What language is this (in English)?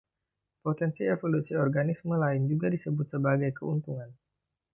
Indonesian